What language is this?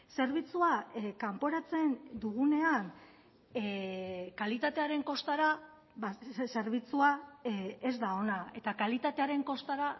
Basque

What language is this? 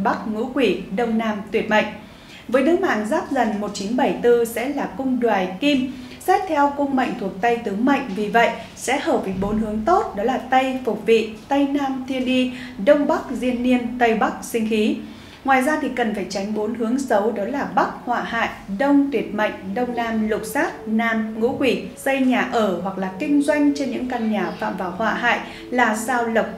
Vietnamese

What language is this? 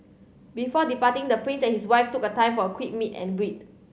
English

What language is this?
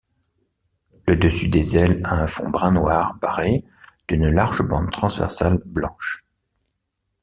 French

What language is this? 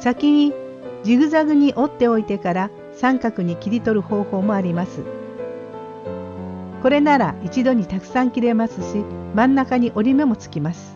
Japanese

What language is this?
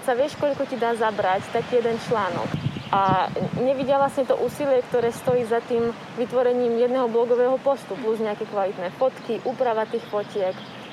Slovak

